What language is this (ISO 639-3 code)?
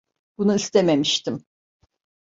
tur